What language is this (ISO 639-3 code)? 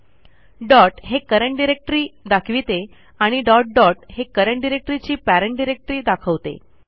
mar